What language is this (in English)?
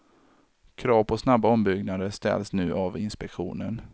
Swedish